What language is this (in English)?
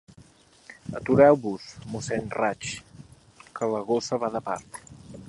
Catalan